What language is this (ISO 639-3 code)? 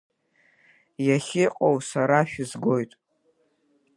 abk